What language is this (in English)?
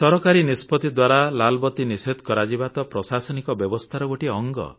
Odia